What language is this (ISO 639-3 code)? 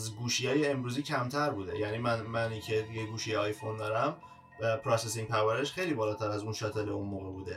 fas